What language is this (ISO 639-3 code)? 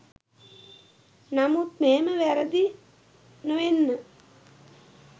sin